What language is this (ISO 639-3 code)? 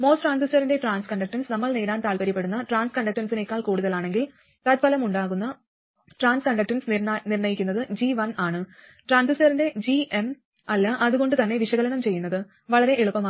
mal